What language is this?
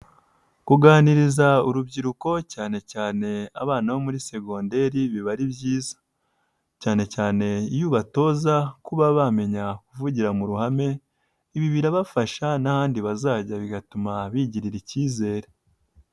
Kinyarwanda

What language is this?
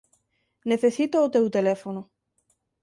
Galician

